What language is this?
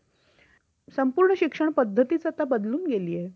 Marathi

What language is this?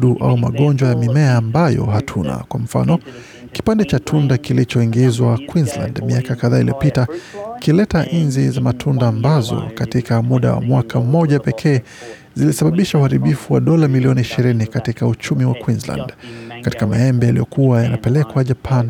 Swahili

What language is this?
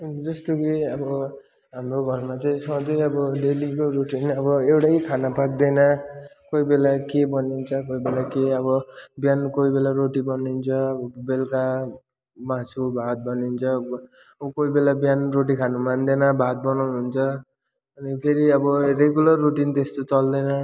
Nepali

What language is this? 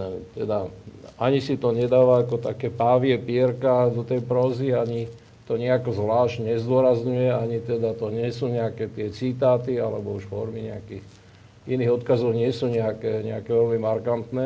Slovak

